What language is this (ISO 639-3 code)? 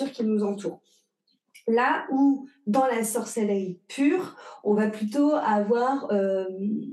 fra